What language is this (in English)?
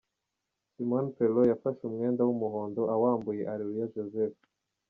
Kinyarwanda